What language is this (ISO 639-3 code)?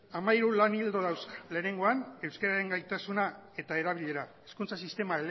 eus